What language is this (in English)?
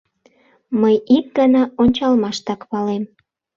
Mari